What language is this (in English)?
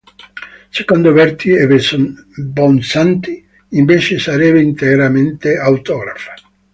Italian